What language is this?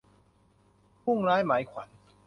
Thai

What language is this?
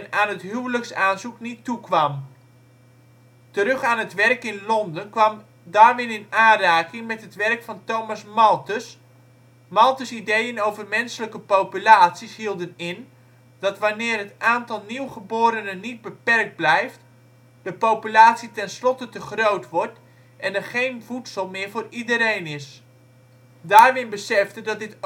Dutch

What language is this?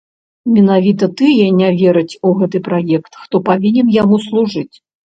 Belarusian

